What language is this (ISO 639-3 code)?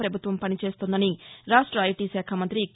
tel